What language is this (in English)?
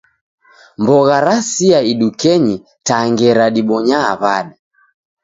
Taita